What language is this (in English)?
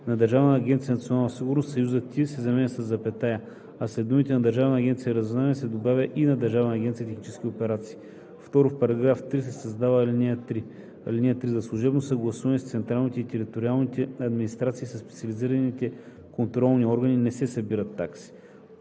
Bulgarian